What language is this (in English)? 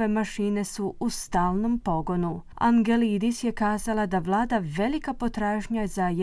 Croatian